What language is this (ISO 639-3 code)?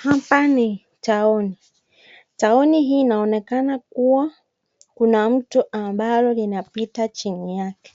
swa